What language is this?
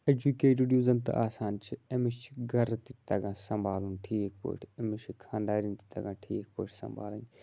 Kashmiri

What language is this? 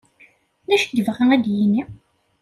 Kabyle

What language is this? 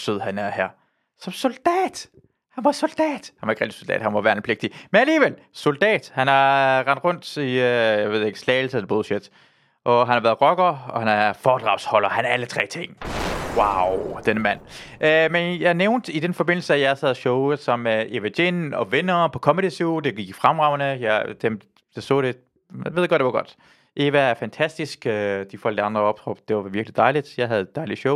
Danish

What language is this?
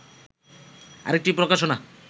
Bangla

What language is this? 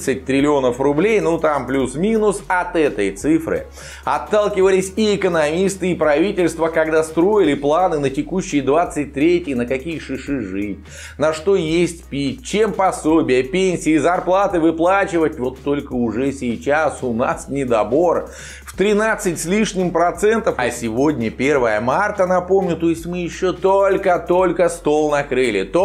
Russian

